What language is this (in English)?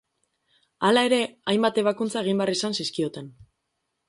Basque